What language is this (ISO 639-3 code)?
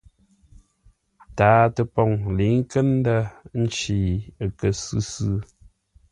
nla